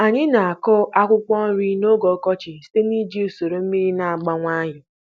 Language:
Igbo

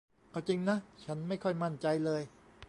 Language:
Thai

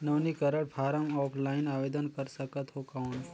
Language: Chhattisgarhi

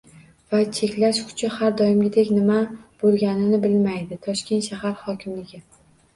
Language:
Uzbek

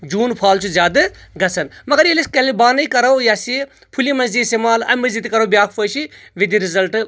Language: Kashmiri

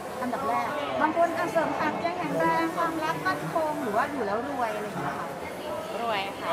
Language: Thai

